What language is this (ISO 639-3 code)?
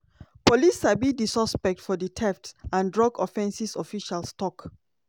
pcm